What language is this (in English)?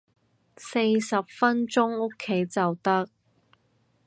Cantonese